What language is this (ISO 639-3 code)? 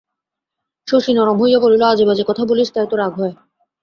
ben